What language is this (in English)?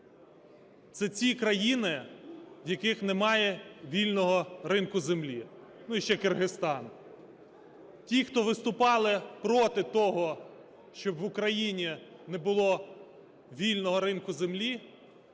Ukrainian